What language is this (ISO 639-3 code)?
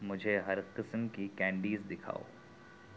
urd